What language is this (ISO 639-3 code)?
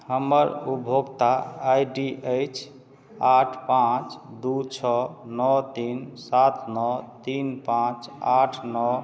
mai